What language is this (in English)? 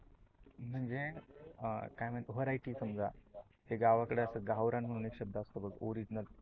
Marathi